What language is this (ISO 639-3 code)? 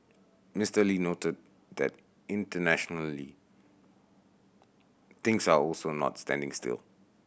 eng